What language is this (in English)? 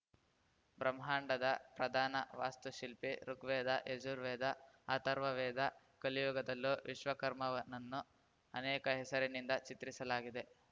Kannada